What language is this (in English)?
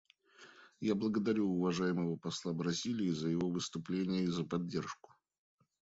Russian